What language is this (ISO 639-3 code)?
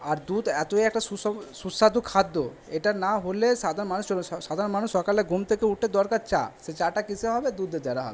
ben